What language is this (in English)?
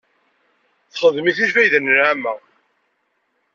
Kabyle